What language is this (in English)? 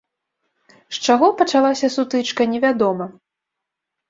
Belarusian